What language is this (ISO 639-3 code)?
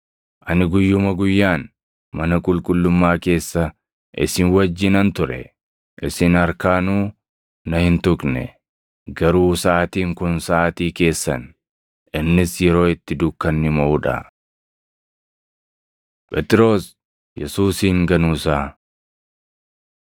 orm